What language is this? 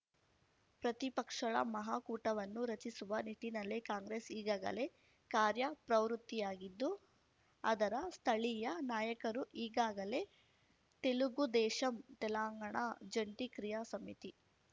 Kannada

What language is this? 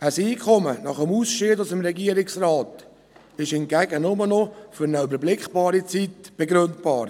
Swiss German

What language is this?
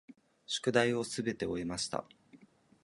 Japanese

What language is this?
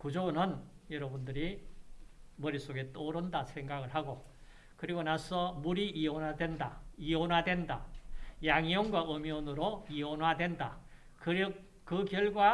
Korean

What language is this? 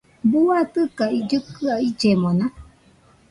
Nüpode Huitoto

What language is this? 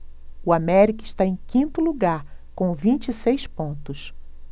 Portuguese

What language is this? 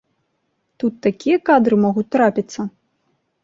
Belarusian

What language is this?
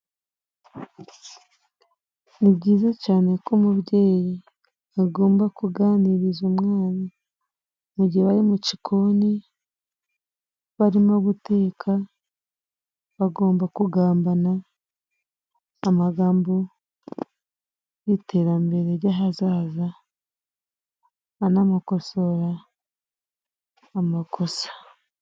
Kinyarwanda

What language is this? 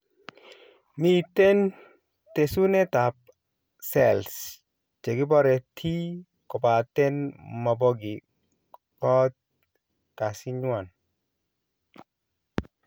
Kalenjin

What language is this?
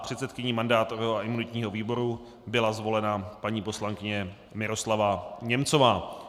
Czech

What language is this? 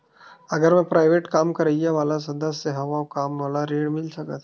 Chhattisgarhi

